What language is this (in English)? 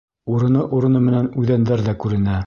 Bashkir